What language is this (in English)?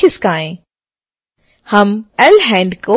Hindi